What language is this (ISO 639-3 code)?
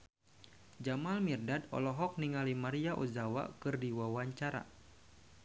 sun